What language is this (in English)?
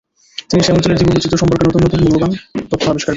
Bangla